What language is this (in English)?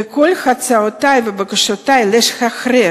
Hebrew